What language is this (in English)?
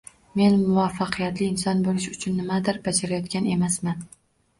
Uzbek